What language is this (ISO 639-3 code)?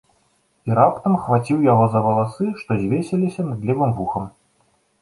bel